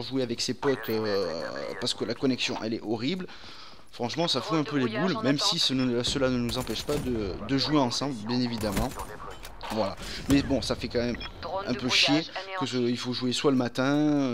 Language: French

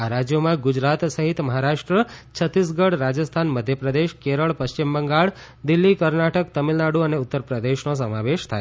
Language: Gujarati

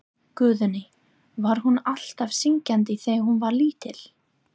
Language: Icelandic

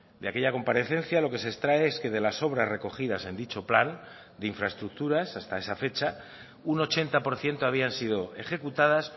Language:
Spanish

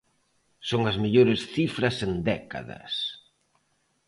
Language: Galician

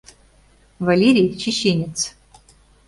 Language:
Mari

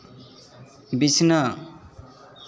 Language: Santali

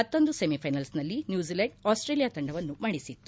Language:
Kannada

